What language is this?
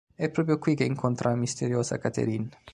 Italian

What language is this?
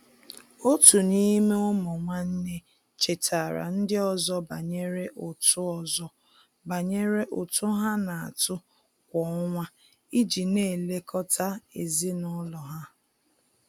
Igbo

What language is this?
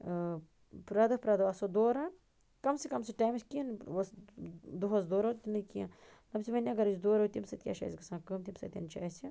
Kashmiri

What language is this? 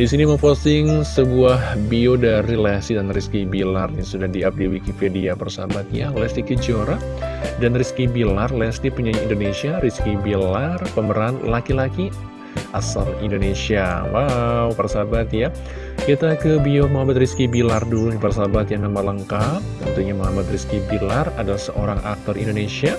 Indonesian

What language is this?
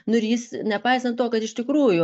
Lithuanian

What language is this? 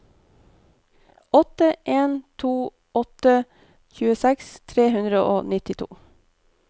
Norwegian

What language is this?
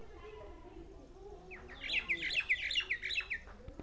Bangla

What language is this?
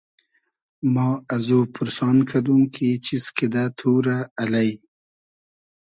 Hazaragi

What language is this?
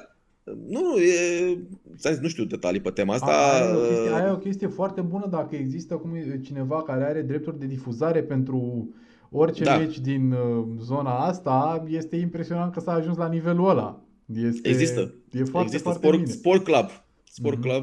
Romanian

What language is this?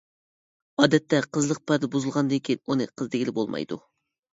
Uyghur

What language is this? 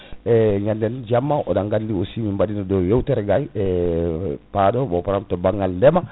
Fula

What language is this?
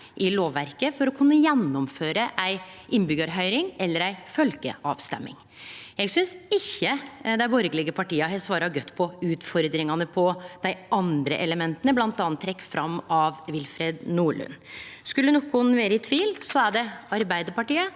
Norwegian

